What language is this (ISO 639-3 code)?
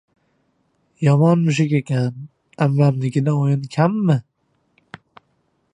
uzb